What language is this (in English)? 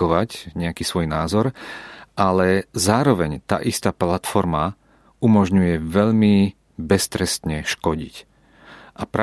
Czech